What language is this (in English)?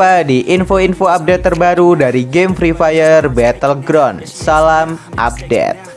Indonesian